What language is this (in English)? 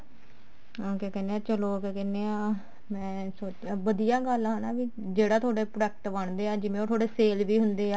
Punjabi